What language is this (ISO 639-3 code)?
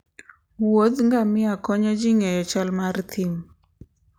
luo